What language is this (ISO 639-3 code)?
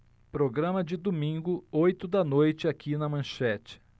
por